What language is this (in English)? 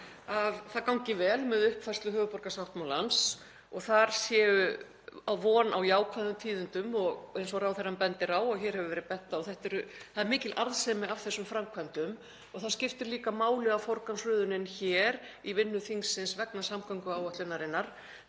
Icelandic